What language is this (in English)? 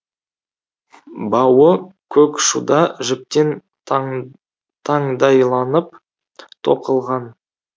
Kazakh